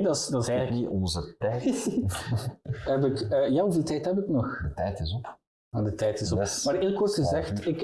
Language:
Dutch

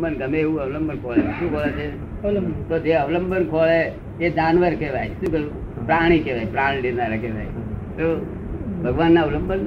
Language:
Gujarati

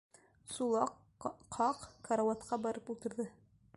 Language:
Bashkir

